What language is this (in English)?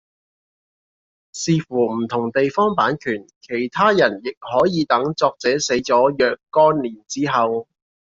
Cantonese